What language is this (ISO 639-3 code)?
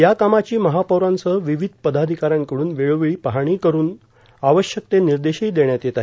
mar